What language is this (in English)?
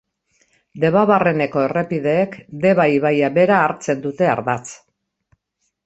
Basque